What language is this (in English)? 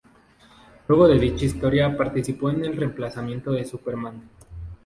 Spanish